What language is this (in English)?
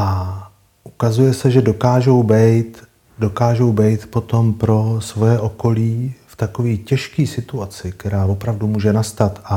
Czech